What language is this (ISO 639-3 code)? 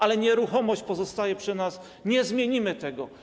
pol